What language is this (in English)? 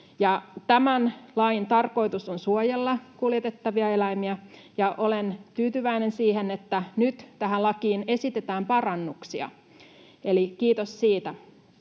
Finnish